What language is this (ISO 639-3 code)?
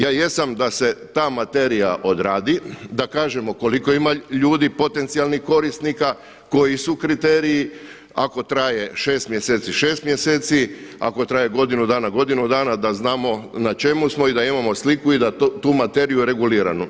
hrv